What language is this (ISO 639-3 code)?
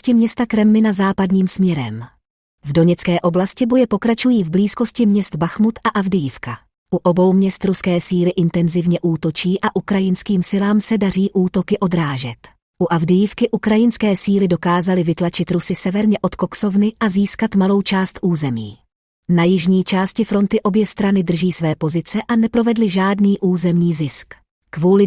ces